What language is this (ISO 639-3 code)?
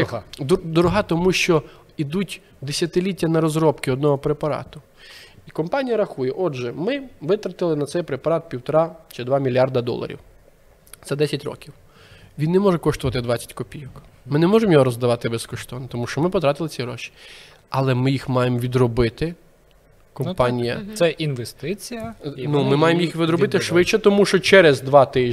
ukr